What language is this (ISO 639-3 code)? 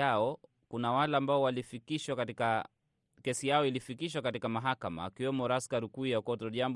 swa